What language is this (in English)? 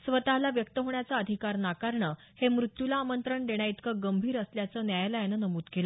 Marathi